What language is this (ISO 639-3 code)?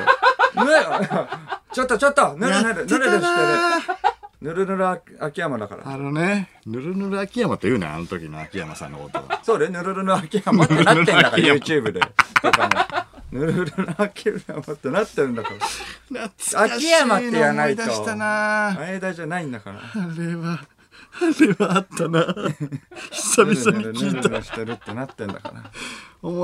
jpn